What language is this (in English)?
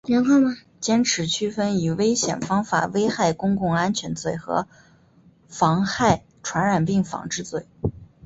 Chinese